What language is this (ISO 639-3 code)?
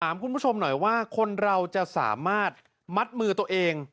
tha